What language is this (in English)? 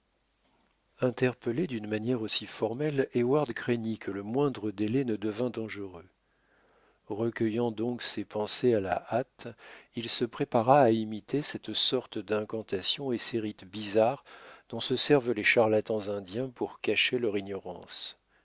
French